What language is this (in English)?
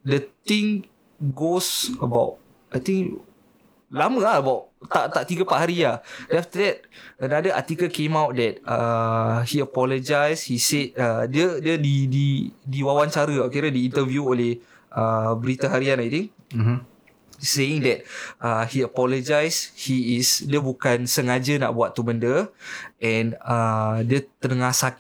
Malay